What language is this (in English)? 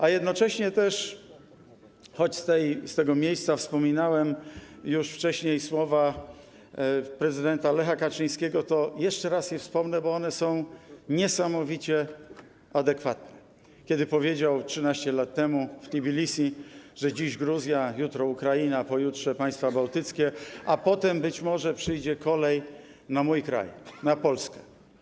Polish